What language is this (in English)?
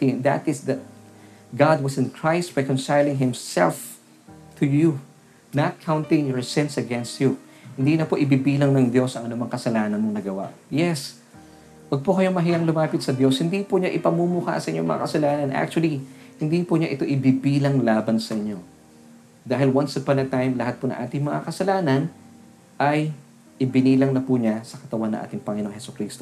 Filipino